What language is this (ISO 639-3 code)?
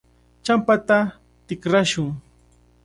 qvl